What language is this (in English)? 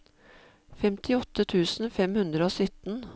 Norwegian